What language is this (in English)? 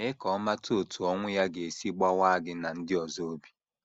Igbo